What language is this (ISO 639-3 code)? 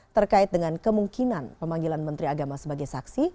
ind